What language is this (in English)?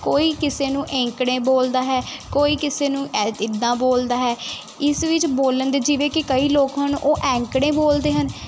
Punjabi